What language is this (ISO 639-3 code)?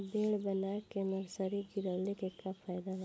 bho